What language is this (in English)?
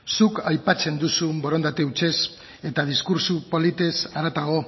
Basque